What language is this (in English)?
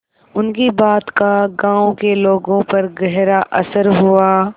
Hindi